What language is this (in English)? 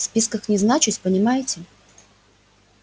Russian